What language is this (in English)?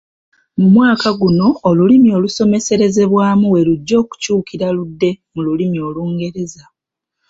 Ganda